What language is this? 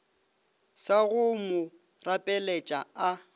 Northern Sotho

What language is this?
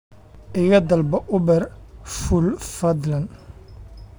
Somali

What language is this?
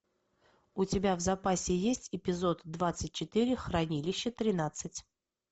Russian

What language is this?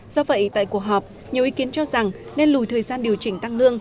Vietnamese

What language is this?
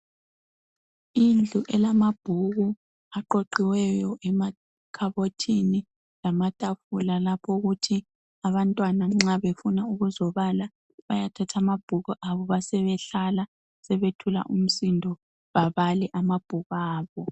North Ndebele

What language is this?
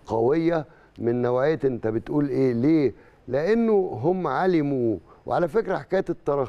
Arabic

